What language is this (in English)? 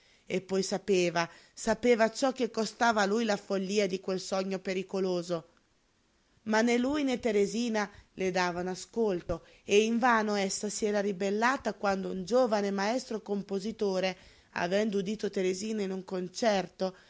Italian